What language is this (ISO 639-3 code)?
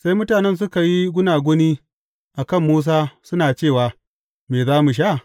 hau